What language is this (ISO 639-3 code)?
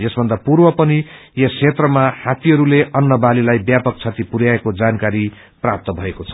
nep